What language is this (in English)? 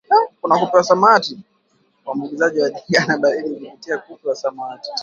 Swahili